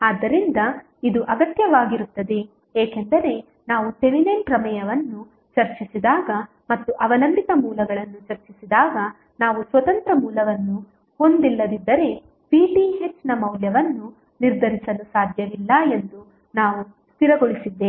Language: Kannada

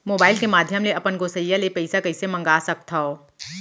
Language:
Chhattisgarhi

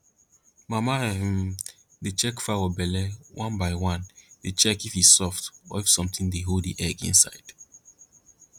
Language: Nigerian Pidgin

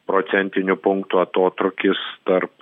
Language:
Lithuanian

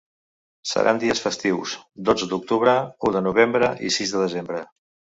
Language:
Catalan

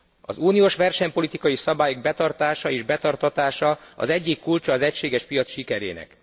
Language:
Hungarian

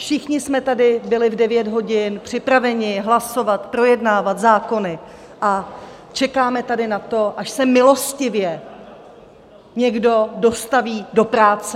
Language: Czech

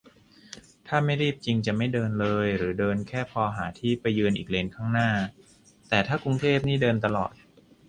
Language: Thai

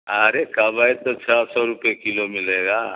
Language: Urdu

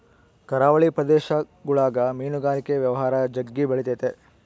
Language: Kannada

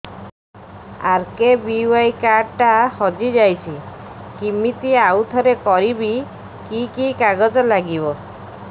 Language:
Odia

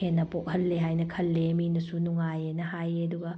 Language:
Manipuri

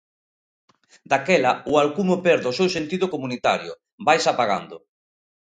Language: Galician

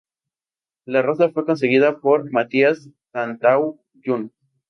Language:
Spanish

